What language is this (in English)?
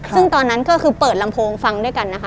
Thai